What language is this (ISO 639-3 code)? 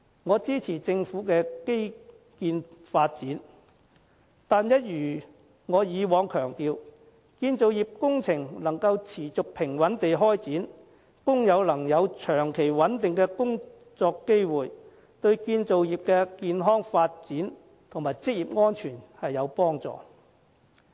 yue